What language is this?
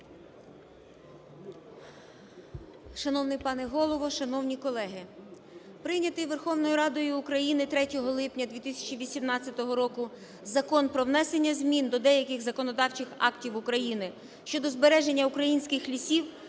Ukrainian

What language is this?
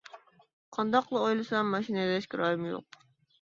Uyghur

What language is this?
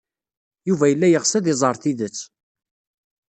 Kabyle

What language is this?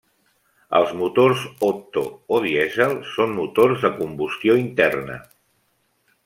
Catalan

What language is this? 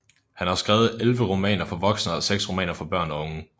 Danish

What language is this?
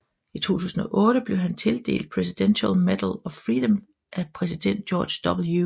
Danish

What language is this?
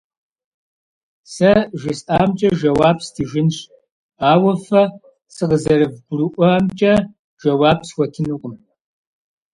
Kabardian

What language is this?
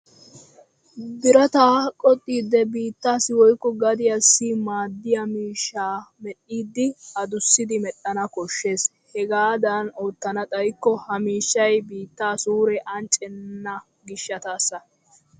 Wolaytta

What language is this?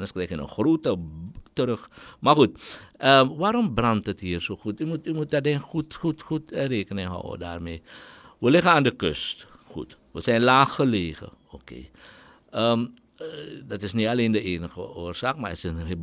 Dutch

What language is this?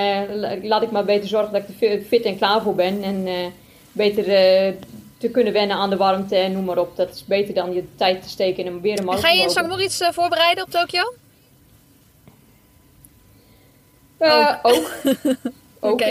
Dutch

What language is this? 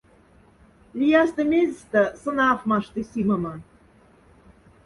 Moksha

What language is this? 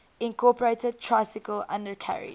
English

